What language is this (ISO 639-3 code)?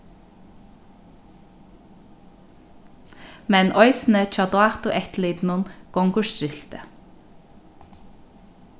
fao